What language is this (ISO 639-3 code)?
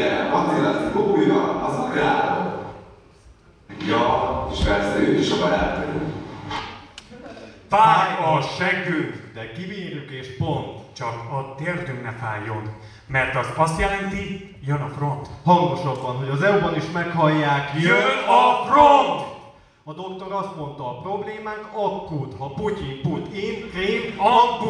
hun